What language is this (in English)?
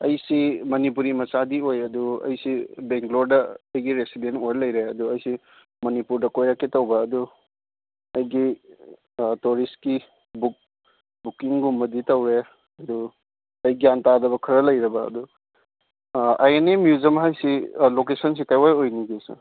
Manipuri